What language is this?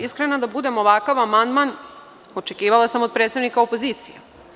Serbian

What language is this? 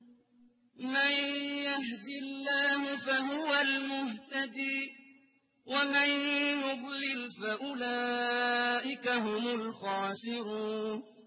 Arabic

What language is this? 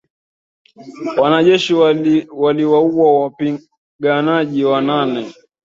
Swahili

